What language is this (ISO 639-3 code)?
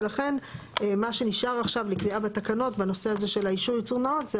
heb